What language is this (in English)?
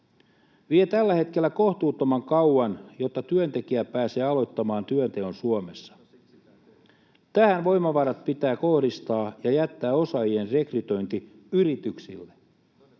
Finnish